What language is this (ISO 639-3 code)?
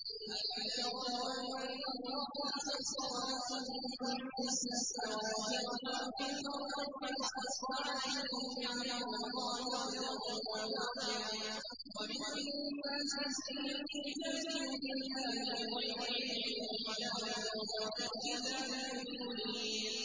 ara